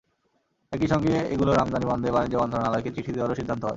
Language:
Bangla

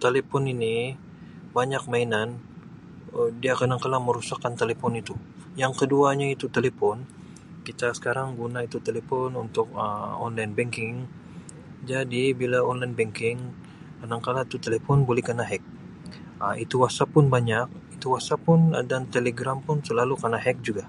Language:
Sabah Malay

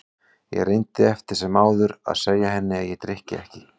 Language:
Icelandic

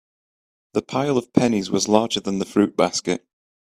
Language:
English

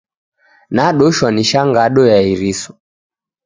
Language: Taita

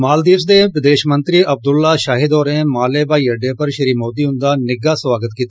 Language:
Dogri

